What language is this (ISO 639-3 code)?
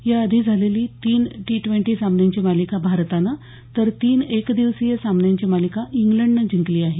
mar